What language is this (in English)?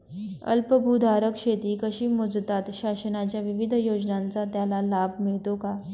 Marathi